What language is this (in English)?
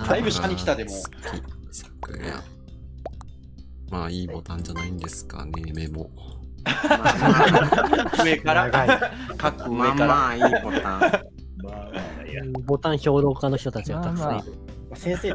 Japanese